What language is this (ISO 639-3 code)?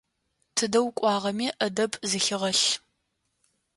ady